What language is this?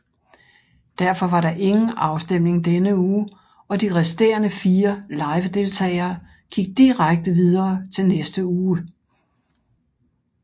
Danish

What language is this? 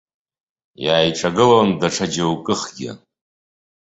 Abkhazian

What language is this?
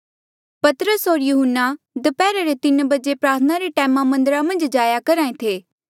Mandeali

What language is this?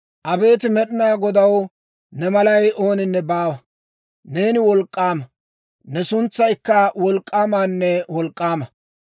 Dawro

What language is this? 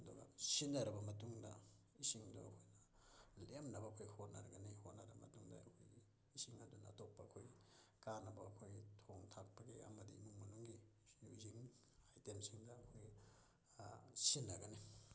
Manipuri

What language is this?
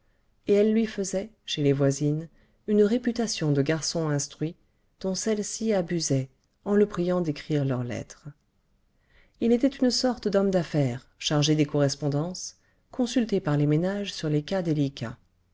French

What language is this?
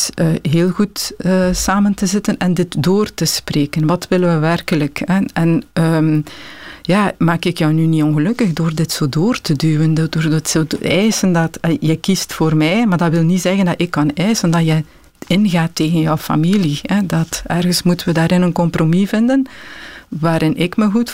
Dutch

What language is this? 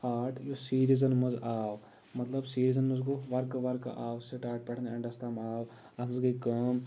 Kashmiri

